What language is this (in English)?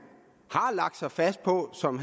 Danish